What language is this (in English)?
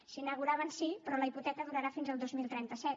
Catalan